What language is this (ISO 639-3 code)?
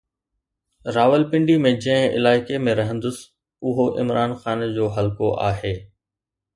snd